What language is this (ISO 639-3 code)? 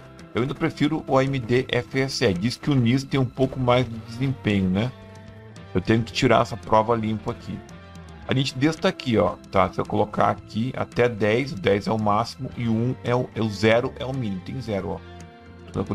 por